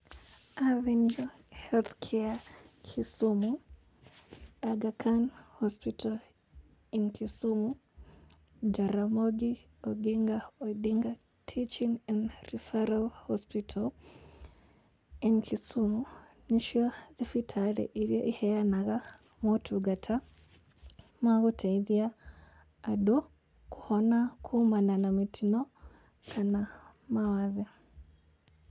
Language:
Kikuyu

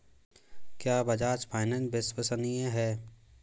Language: Hindi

